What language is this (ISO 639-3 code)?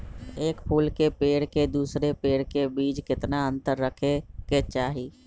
mag